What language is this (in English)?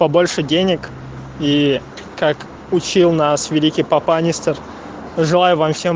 Russian